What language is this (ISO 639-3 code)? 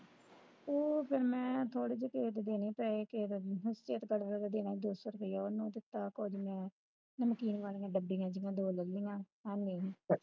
pan